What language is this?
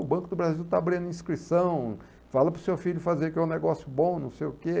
Portuguese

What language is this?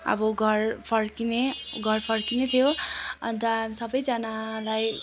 Nepali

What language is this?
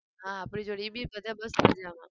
Gujarati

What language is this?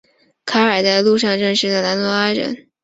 Chinese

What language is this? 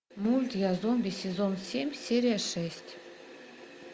Russian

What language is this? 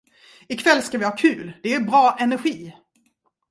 Swedish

